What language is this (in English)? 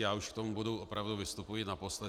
Czech